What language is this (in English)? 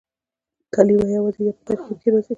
Pashto